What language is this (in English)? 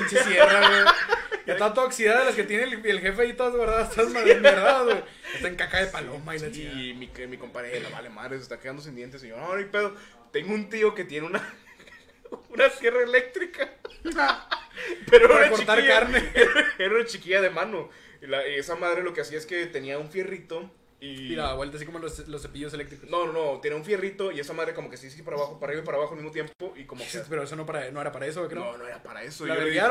Spanish